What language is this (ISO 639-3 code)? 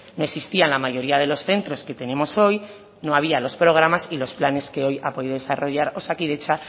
spa